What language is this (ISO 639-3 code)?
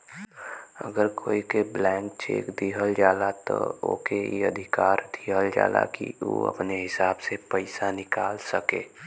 bho